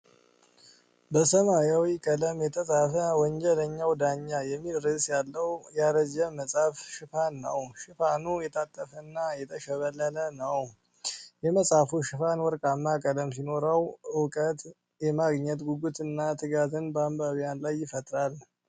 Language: Amharic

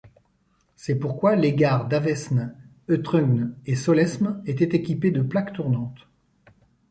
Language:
French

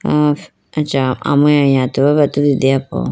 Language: Idu-Mishmi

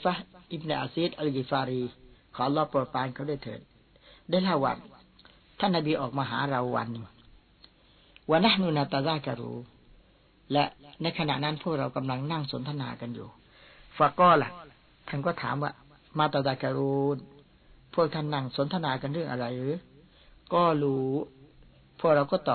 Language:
Thai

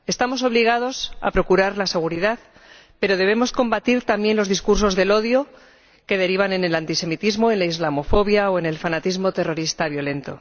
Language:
Spanish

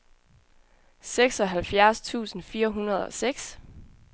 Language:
Danish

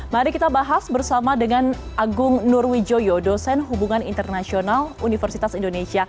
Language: Indonesian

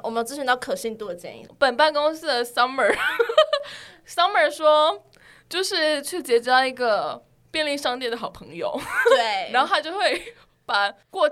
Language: Chinese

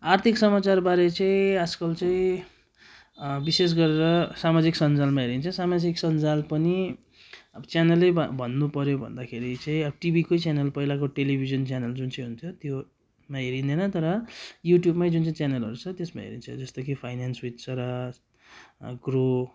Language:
Nepali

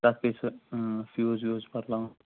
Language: Kashmiri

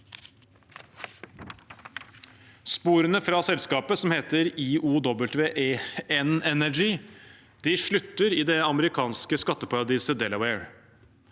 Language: Norwegian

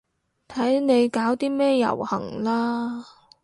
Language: Cantonese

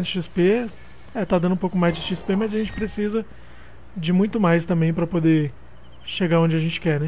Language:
Portuguese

